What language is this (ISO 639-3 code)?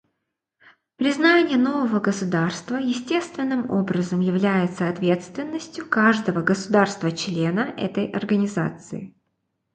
rus